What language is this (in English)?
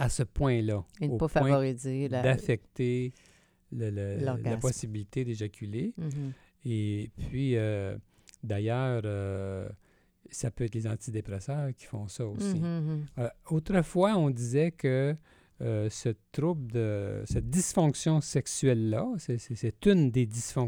French